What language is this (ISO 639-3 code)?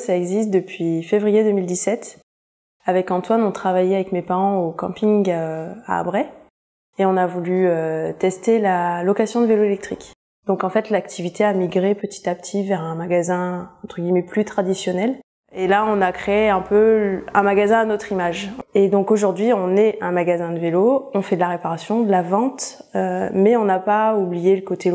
fra